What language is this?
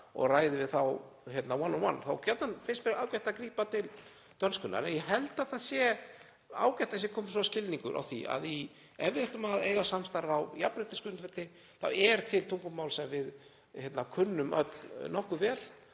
Icelandic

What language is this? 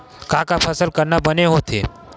Chhattisgarhi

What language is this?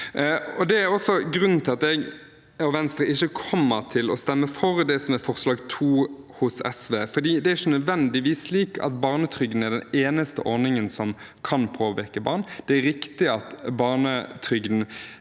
Norwegian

